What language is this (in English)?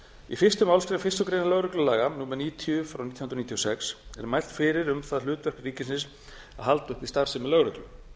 Icelandic